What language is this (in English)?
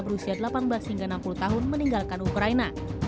Indonesian